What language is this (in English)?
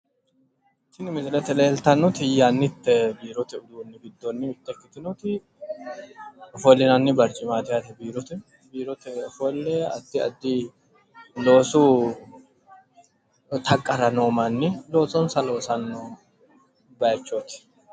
Sidamo